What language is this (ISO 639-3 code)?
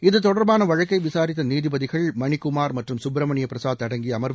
tam